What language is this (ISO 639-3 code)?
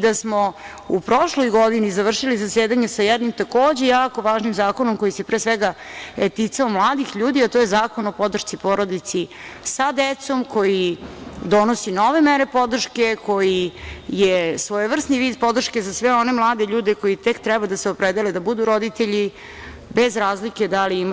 srp